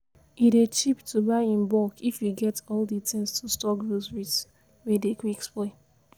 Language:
Nigerian Pidgin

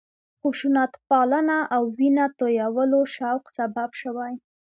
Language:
Pashto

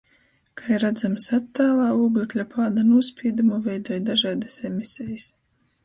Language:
Latgalian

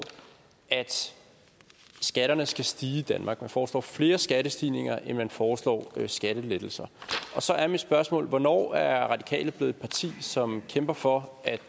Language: Danish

